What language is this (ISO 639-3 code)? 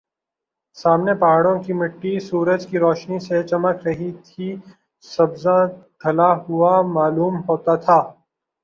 urd